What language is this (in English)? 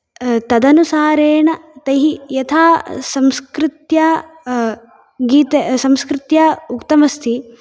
Sanskrit